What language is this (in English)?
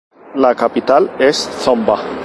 Spanish